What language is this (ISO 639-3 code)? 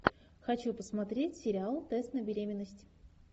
rus